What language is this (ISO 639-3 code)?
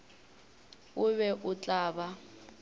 nso